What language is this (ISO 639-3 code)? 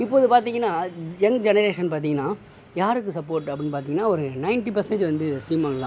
tam